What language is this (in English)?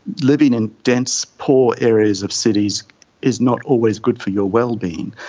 English